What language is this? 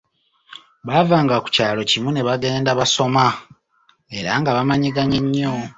Ganda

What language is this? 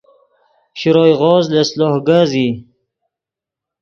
Yidgha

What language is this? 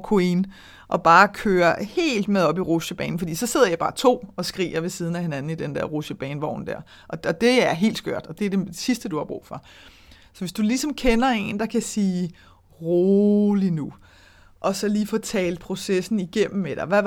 Danish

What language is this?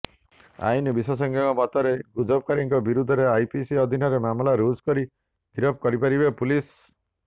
Odia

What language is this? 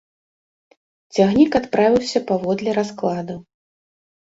Belarusian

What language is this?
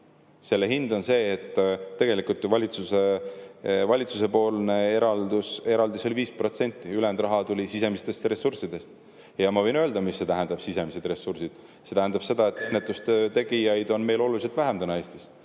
Estonian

